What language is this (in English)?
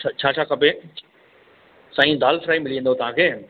Sindhi